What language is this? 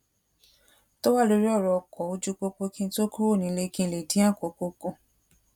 Yoruba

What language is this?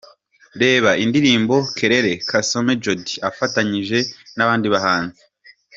Kinyarwanda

